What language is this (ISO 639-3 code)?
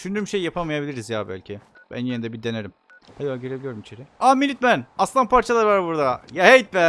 tur